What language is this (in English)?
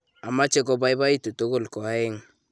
Kalenjin